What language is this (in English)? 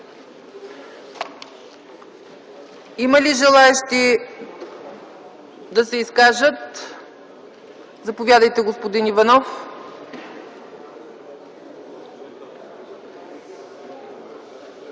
Bulgarian